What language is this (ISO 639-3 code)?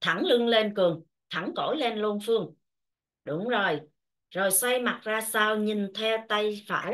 vie